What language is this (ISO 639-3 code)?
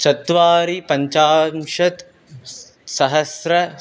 san